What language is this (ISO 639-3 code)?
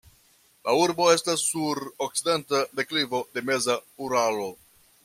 epo